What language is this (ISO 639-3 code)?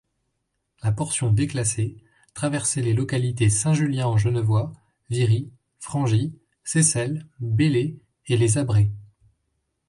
fra